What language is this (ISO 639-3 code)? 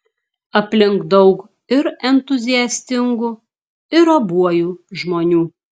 lit